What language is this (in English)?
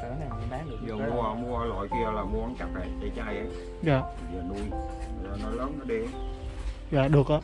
Vietnamese